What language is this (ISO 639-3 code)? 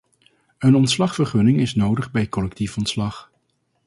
nld